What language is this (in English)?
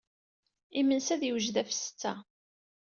Kabyle